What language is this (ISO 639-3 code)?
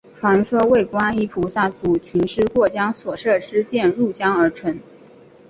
zho